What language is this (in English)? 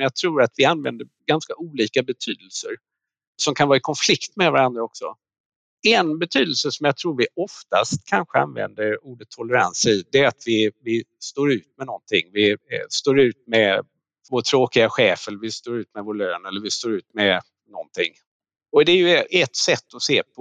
Swedish